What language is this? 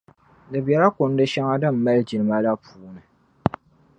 Dagbani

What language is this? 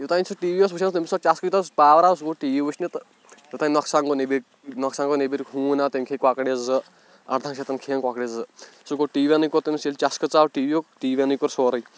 Kashmiri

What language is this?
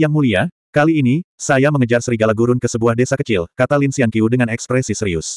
Indonesian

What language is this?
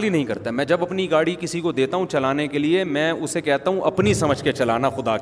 Urdu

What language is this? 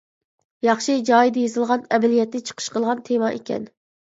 Uyghur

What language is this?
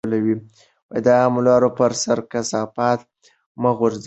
Pashto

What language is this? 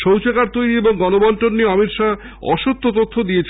Bangla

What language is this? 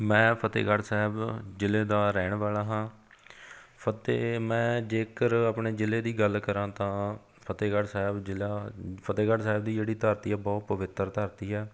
Punjabi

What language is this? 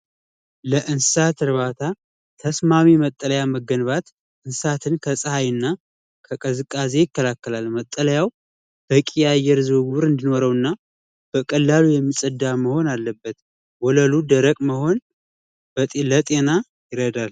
Amharic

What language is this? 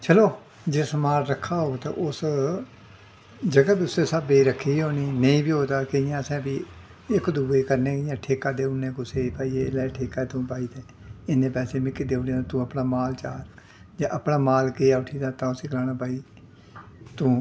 Dogri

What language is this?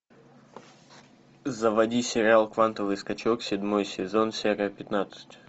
Russian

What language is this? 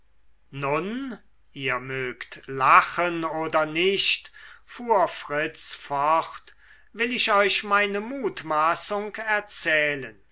German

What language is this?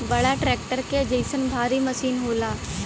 Bhojpuri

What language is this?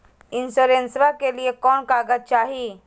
Magahi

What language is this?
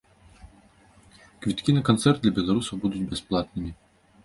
Belarusian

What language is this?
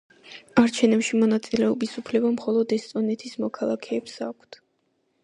Georgian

